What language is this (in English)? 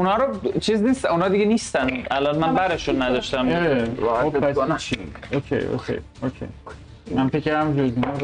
Persian